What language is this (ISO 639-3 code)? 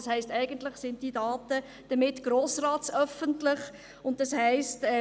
gsw